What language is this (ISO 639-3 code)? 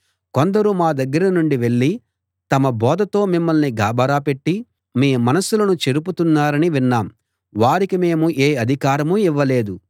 tel